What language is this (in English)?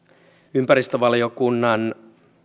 Finnish